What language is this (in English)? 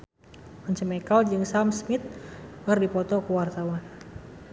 Sundanese